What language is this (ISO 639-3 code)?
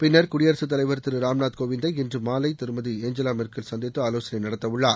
tam